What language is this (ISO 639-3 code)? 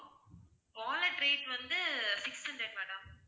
tam